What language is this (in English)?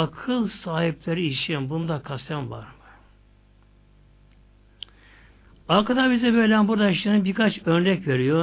Turkish